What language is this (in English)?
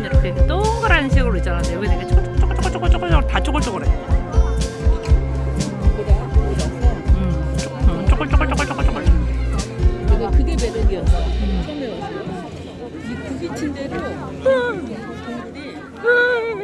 Korean